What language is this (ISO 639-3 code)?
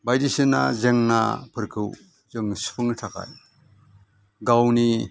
brx